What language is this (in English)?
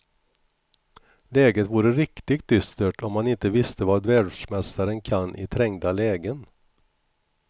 Swedish